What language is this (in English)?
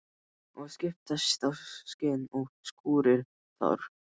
Icelandic